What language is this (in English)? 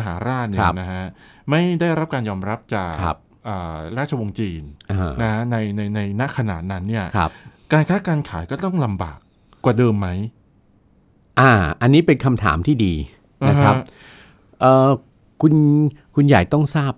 Thai